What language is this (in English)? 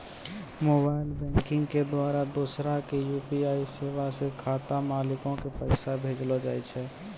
Maithili